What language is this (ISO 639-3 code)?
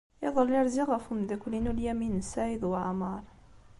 kab